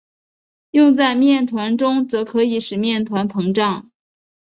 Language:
Chinese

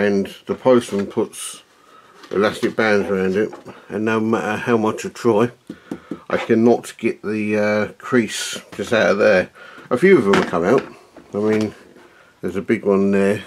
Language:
English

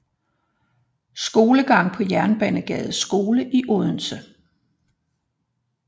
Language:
Danish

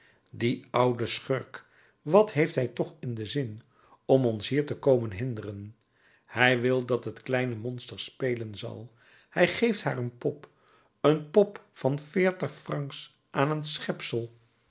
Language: Dutch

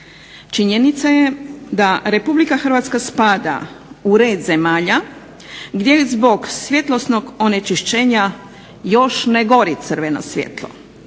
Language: Croatian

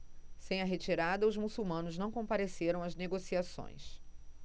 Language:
Portuguese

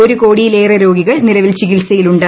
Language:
Malayalam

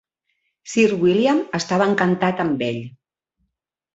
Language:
Catalan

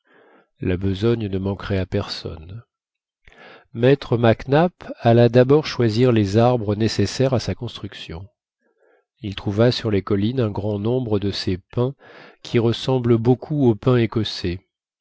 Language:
French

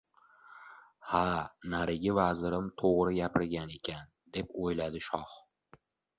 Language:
Uzbek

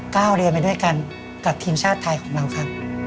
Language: Thai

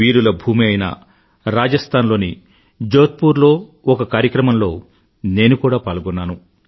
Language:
Telugu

